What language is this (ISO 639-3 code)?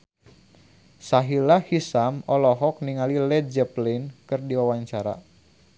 sun